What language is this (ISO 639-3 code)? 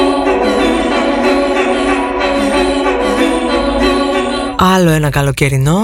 ell